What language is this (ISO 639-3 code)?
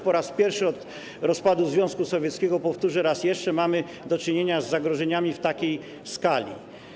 pol